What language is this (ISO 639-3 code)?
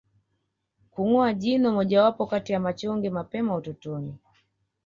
swa